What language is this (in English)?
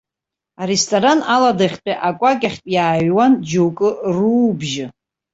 Abkhazian